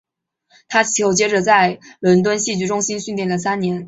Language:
Chinese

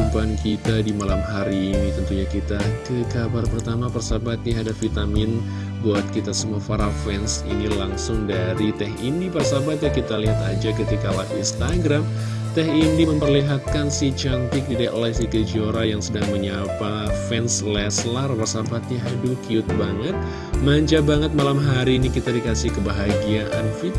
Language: Indonesian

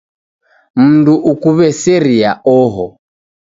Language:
Taita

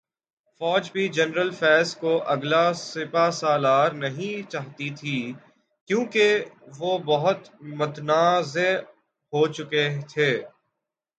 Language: Urdu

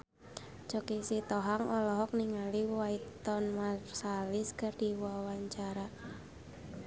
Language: Sundanese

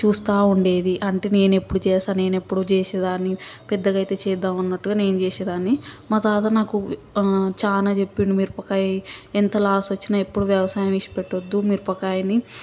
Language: Telugu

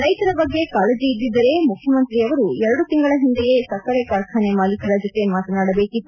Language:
Kannada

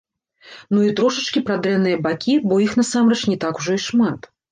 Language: Belarusian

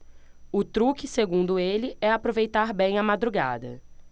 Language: Portuguese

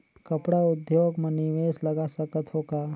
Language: Chhattisgarhi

